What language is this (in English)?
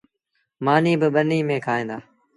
Sindhi Bhil